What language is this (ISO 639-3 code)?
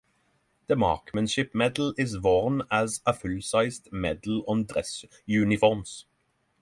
eng